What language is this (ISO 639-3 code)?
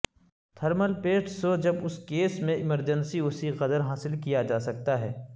urd